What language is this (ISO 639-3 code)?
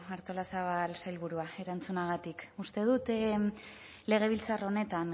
eus